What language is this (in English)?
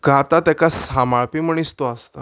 Konkani